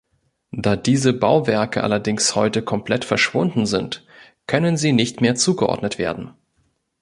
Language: German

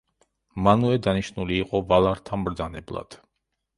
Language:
Georgian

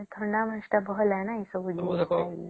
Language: Odia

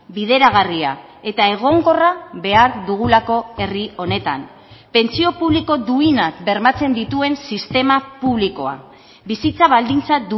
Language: Basque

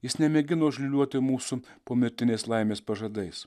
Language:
Lithuanian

